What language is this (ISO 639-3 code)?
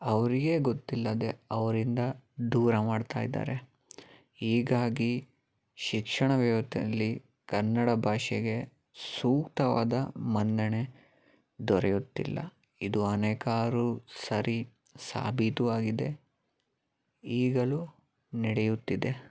kan